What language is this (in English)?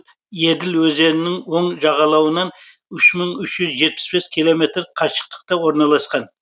Kazakh